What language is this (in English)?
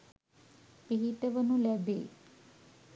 Sinhala